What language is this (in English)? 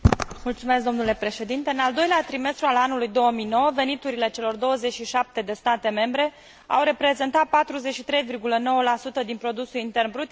Romanian